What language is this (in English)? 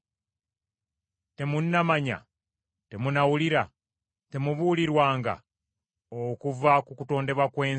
Ganda